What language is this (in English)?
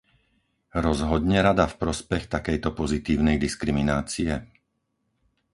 Slovak